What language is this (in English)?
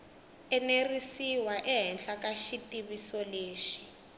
Tsonga